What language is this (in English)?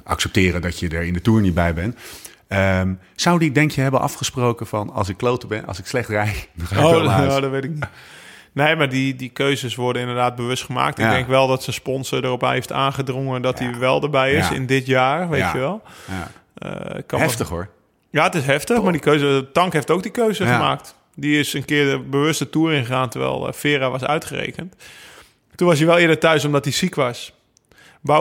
Dutch